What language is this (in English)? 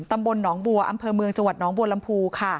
Thai